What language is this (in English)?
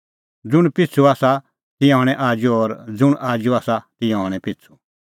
Kullu Pahari